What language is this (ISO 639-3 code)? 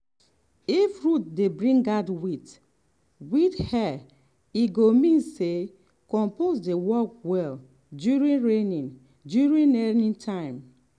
pcm